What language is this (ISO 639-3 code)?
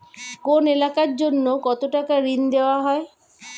ben